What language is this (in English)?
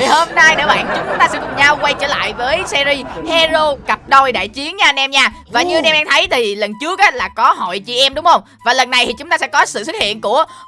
Vietnamese